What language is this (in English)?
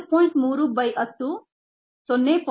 Kannada